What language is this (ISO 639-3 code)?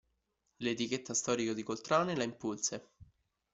ita